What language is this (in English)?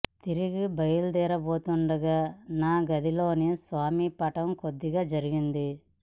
Telugu